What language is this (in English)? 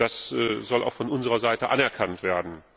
German